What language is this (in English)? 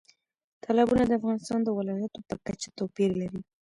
Pashto